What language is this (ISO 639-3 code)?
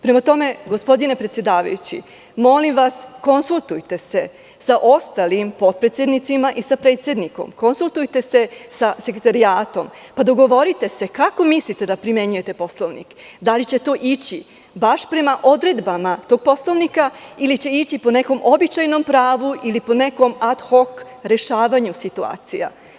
srp